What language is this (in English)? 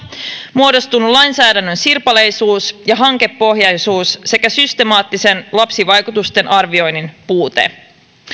Finnish